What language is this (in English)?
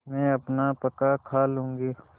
Hindi